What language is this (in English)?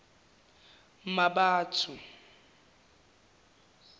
Zulu